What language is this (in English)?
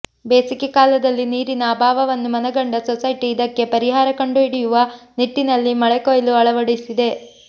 Kannada